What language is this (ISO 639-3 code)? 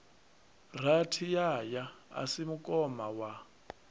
ven